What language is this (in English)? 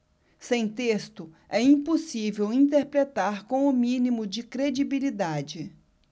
Portuguese